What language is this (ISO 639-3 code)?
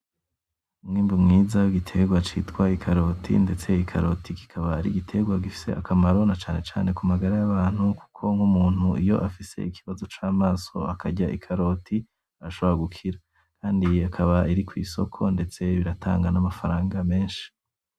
run